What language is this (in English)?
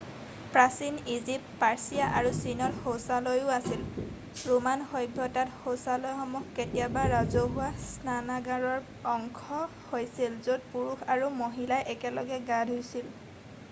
Assamese